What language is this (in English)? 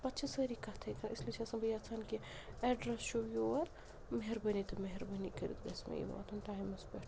Kashmiri